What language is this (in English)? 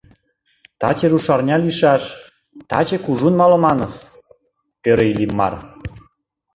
Mari